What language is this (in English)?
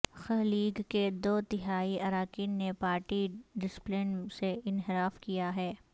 Urdu